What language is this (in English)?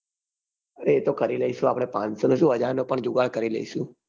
Gujarati